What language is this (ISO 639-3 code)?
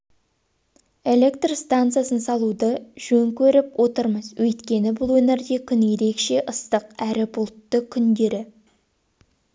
kaz